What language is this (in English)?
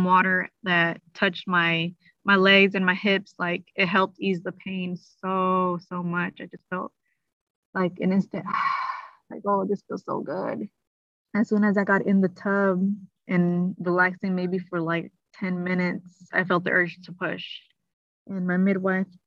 English